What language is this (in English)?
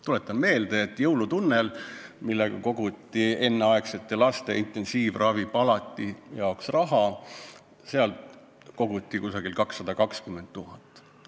Estonian